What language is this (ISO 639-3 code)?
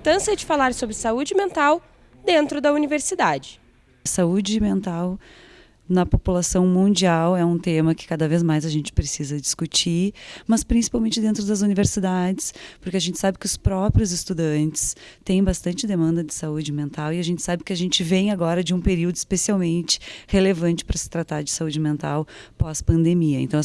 por